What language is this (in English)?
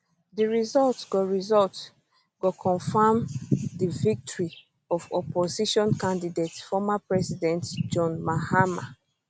Nigerian Pidgin